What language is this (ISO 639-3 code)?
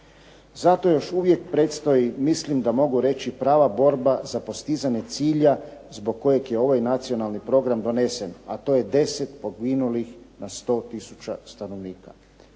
hrv